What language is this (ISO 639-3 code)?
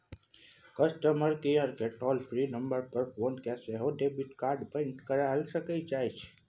mai